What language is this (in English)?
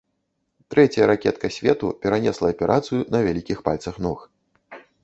Belarusian